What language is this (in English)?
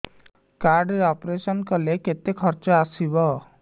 Odia